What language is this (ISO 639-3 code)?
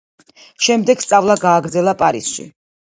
kat